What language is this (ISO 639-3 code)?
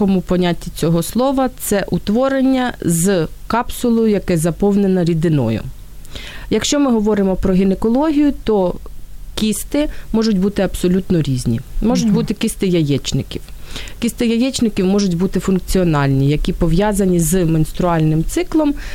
ukr